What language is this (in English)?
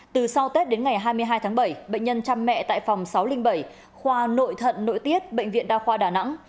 Vietnamese